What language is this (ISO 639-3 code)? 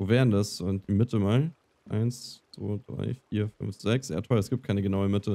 deu